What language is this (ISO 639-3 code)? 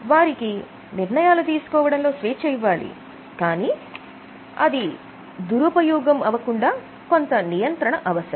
tel